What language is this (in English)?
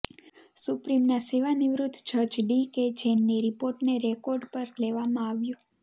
Gujarati